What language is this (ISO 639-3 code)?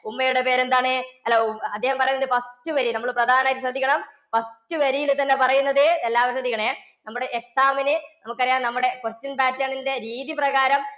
mal